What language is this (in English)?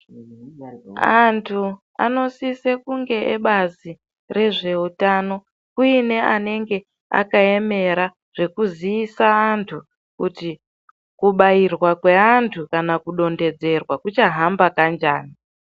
Ndau